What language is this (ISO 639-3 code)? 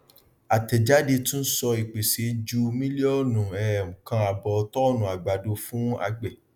yor